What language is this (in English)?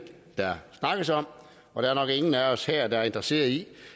Danish